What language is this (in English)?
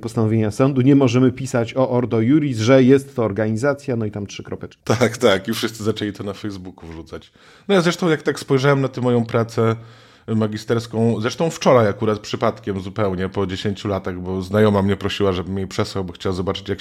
Polish